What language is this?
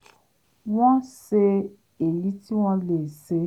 Yoruba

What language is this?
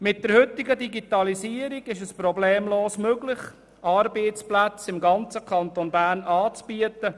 Swiss German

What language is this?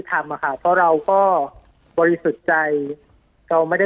Thai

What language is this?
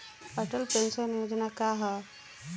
Bhojpuri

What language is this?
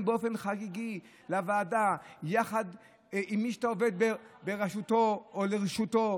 Hebrew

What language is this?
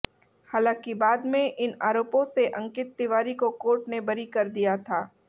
Hindi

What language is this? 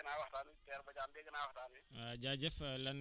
Wolof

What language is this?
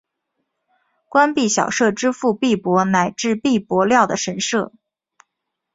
Chinese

